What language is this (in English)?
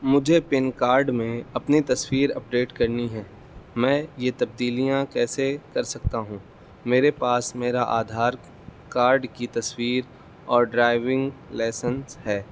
Urdu